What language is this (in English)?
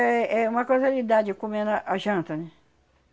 Portuguese